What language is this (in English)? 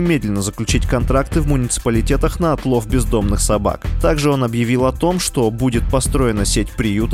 Russian